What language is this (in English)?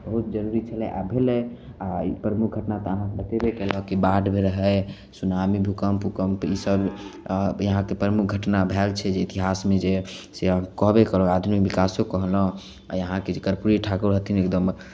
Maithili